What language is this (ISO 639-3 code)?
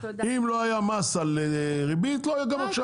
heb